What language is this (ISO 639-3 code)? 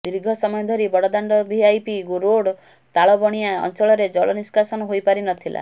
ori